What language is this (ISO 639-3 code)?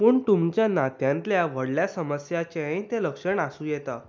kok